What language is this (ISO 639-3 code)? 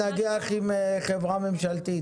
heb